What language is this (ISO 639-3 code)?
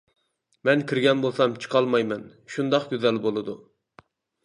uig